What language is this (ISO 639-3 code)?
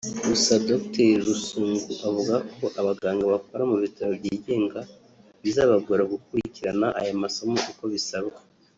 kin